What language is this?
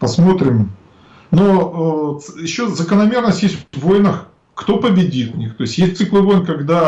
Russian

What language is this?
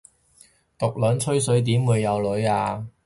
Cantonese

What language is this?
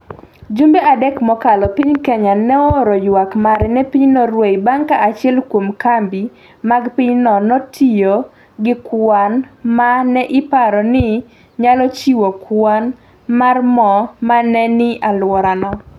Luo (Kenya and Tanzania)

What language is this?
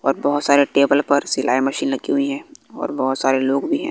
Hindi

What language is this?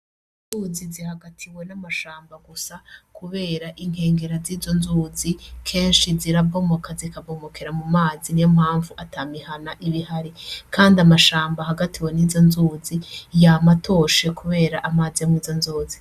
Rundi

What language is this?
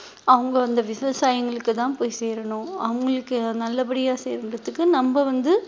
Tamil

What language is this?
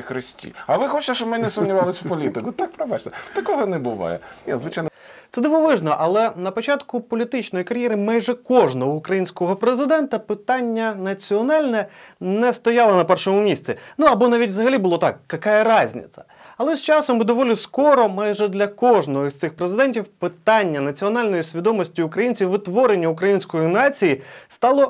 Ukrainian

